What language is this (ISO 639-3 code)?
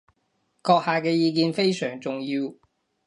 yue